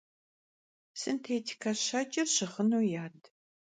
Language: Kabardian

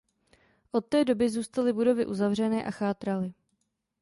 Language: Czech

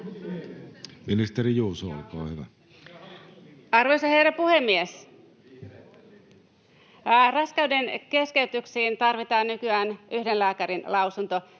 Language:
Finnish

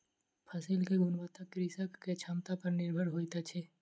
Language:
Maithili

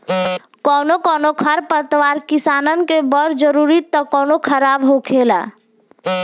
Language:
Bhojpuri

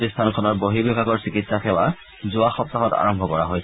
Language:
Assamese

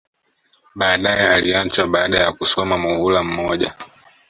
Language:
Swahili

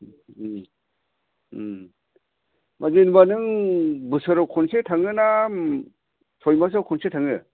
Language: Bodo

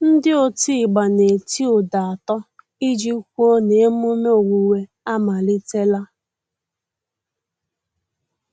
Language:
Igbo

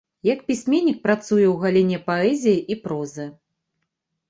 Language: Belarusian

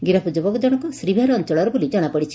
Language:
Odia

